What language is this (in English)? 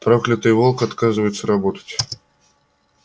Russian